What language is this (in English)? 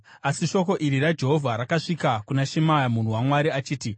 Shona